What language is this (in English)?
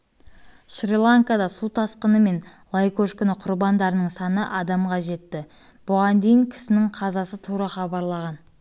Kazakh